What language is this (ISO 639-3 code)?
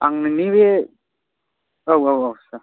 brx